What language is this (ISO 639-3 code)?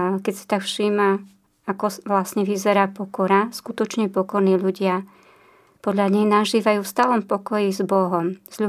slk